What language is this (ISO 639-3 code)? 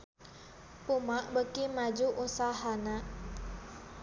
sun